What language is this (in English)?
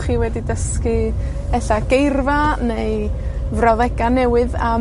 Welsh